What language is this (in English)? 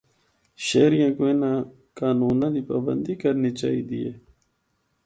Northern Hindko